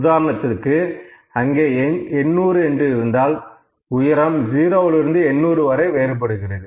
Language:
Tamil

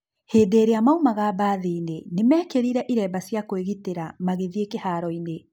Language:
Kikuyu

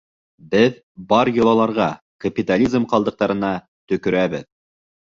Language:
Bashkir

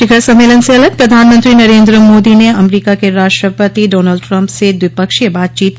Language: Hindi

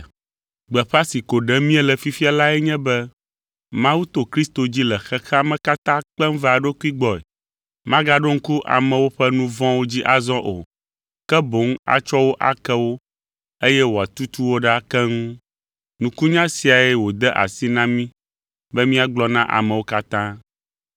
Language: Ewe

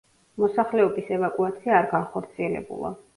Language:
Georgian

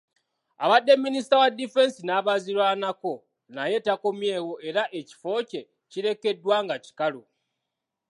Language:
Ganda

